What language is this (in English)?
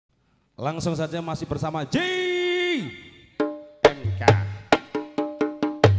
Indonesian